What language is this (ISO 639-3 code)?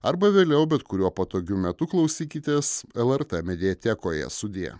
lit